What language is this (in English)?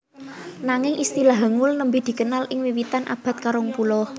Javanese